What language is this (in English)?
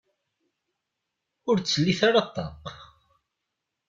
Kabyle